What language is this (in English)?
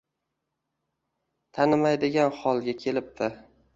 Uzbek